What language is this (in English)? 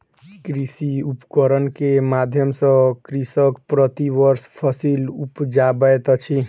Maithili